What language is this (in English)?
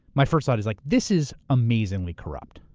English